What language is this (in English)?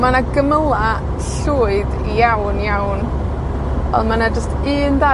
Welsh